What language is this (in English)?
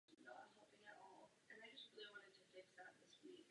Czech